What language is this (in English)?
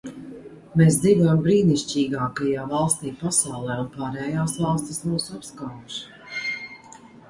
Latvian